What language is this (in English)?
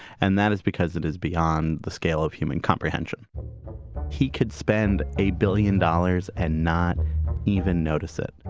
English